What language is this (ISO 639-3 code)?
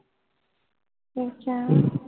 pan